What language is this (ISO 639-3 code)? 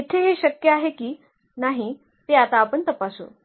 mar